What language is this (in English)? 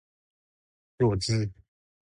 Chinese